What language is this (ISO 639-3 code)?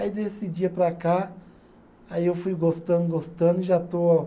por